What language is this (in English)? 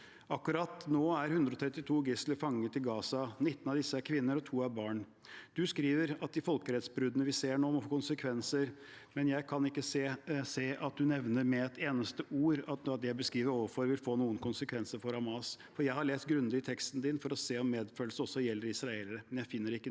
Norwegian